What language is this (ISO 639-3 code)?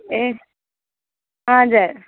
nep